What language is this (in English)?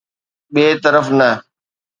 Sindhi